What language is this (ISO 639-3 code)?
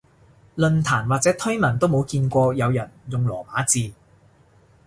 yue